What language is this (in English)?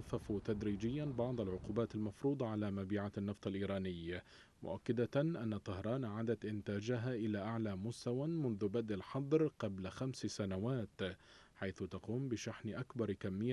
Arabic